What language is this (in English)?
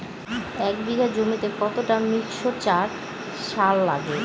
Bangla